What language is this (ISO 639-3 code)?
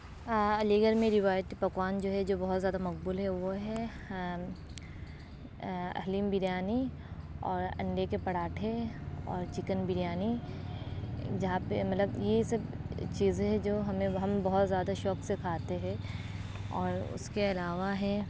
urd